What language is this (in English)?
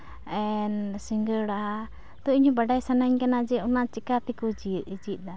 Santali